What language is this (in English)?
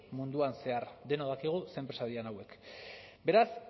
Basque